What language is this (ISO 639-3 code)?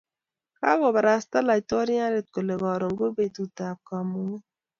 kln